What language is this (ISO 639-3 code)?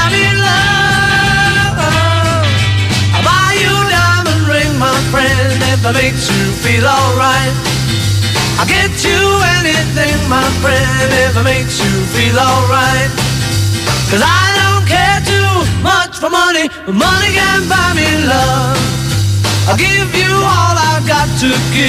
ell